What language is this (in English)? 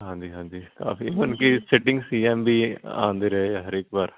Punjabi